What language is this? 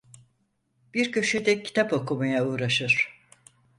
Turkish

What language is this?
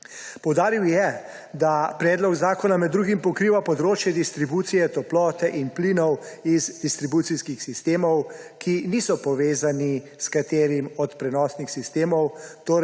Slovenian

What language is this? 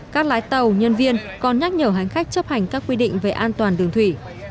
Vietnamese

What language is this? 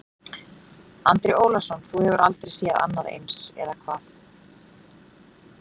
Icelandic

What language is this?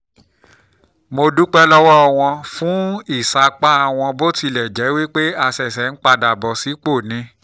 Yoruba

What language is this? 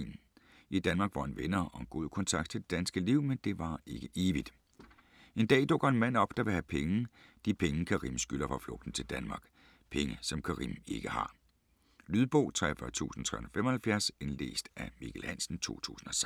Danish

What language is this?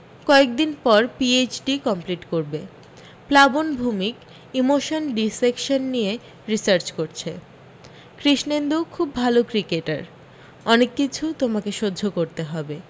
Bangla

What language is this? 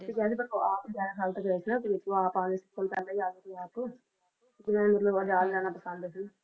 Punjabi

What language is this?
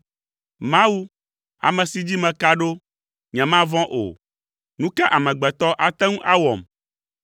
Ewe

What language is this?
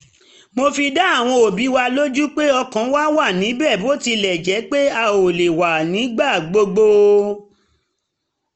Yoruba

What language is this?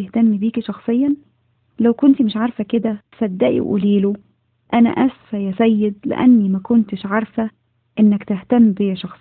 Arabic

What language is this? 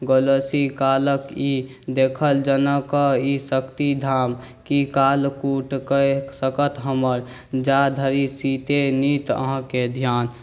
Maithili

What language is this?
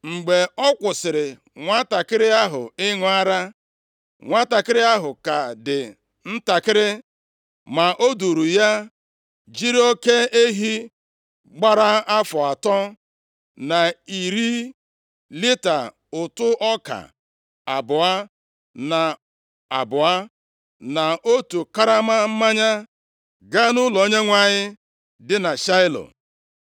Igbo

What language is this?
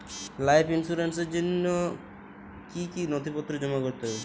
Bangla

